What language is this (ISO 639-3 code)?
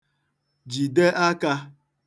ibo